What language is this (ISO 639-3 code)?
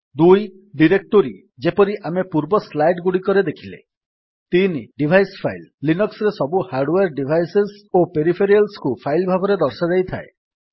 ori